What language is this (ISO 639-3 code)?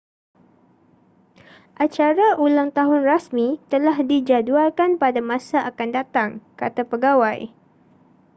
msa